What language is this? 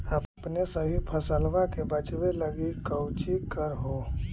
Magahi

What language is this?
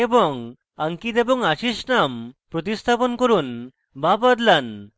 Bangla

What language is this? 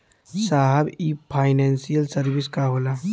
Bhojpuri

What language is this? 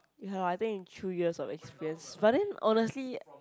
English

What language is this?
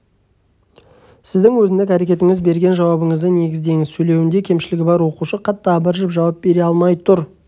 Kazakh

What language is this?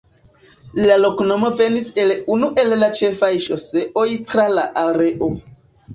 Esperanto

